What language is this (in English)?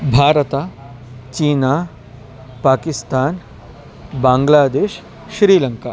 Sanskrit